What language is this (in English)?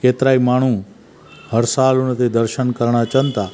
Sindhi